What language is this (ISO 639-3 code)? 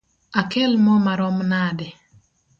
luo